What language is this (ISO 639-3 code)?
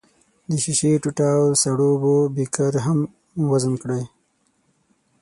pus